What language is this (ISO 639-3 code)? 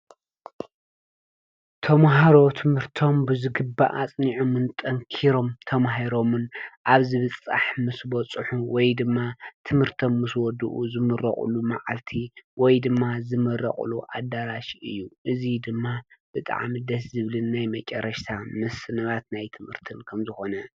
tir